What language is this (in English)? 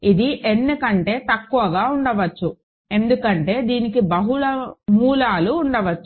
Telugu